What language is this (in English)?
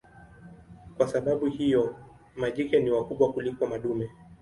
Swahili